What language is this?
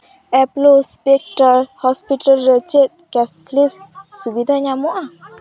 Santali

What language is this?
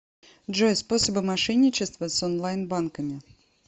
Russian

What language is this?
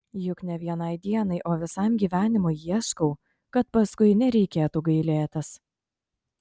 Lithuanian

